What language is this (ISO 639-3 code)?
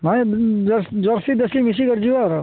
ori